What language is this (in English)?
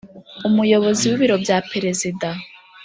Kinyarwanda